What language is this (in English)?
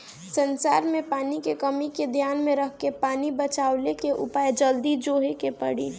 Bhojpuri